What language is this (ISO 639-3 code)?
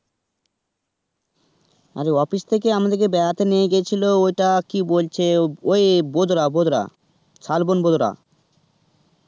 ben